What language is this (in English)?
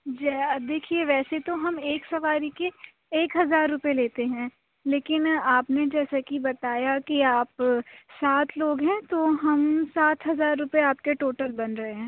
Urdu